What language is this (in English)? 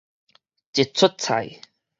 Min Nan Chinese